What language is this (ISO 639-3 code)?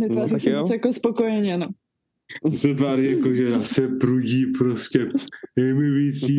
ces